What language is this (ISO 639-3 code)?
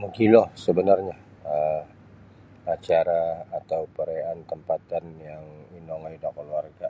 bsy